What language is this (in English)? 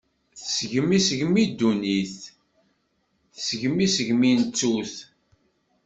Kabyle